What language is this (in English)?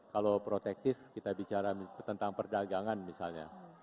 Indonesian